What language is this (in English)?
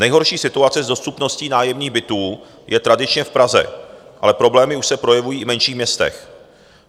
Czech